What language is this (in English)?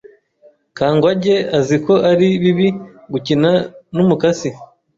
Kinyarwanda